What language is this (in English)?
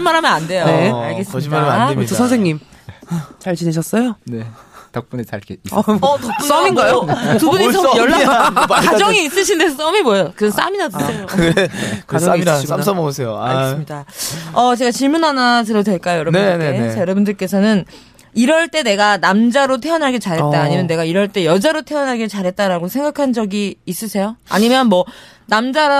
Korean